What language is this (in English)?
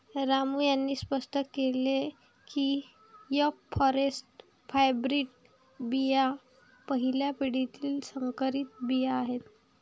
Marathi